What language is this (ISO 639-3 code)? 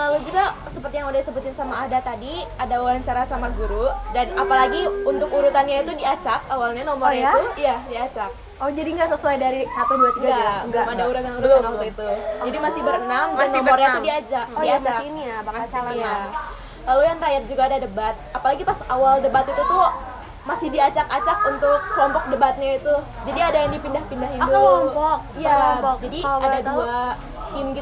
ind